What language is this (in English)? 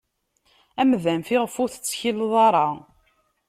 Kabyle